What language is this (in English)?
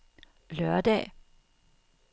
Danish